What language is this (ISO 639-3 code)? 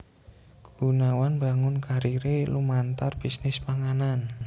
jav